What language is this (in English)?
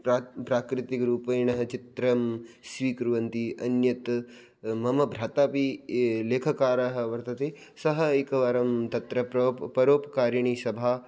Sanskrit